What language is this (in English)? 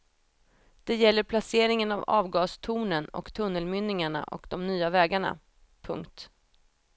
Swedish